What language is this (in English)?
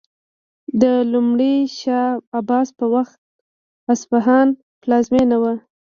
Pashto